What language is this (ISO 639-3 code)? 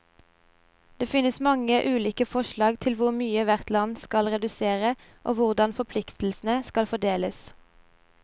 nor